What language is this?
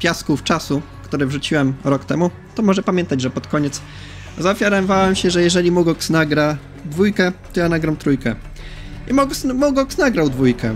Polish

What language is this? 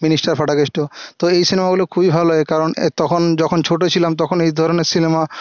Bangla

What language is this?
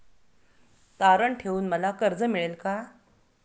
Marathi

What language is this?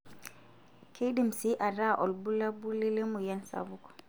Masai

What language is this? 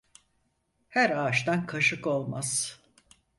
Turkish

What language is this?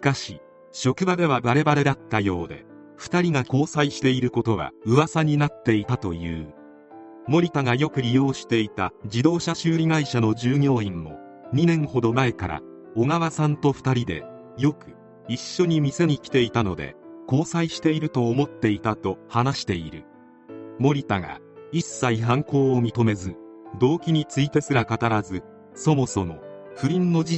Japanese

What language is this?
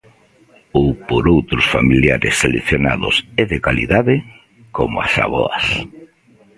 Galician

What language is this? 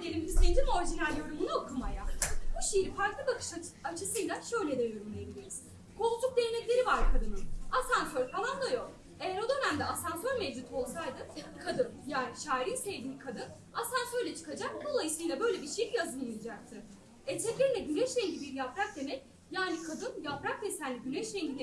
Turkish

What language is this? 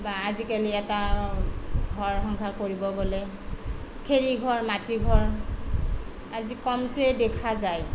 Assamese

